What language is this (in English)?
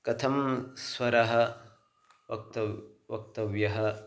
Sanskrit